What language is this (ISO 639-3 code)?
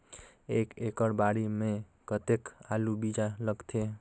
hne